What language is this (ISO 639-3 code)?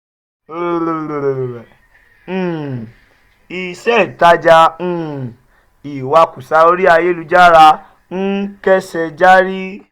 yor